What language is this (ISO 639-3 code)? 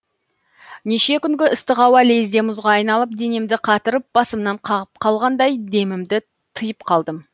kaz